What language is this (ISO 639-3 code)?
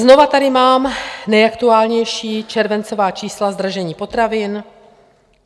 ces